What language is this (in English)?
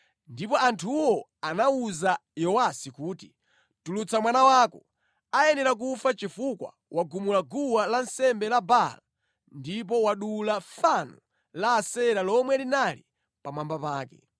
Nyanja